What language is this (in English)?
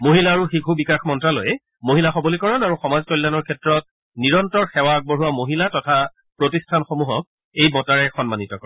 Assamese